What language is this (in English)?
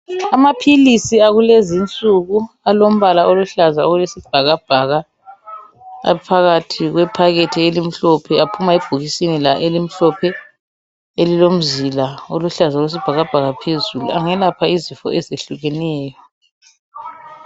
North Ndebele